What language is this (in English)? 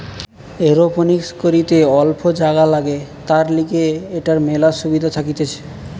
Bangla